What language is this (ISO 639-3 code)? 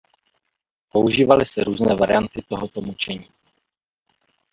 ces